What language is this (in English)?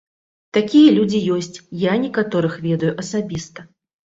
Belarusian